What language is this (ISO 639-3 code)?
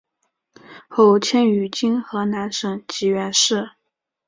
zho